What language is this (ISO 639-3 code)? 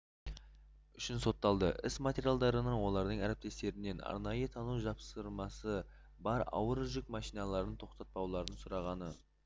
kaz